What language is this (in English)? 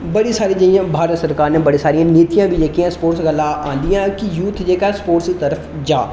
Dogri